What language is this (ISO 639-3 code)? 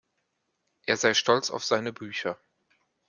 deu